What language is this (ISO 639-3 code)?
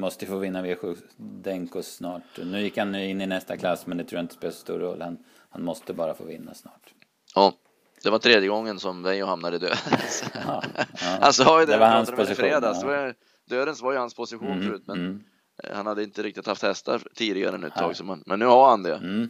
swe